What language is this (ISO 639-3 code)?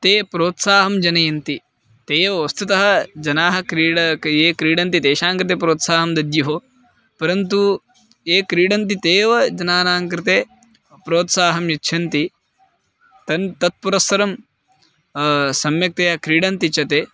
san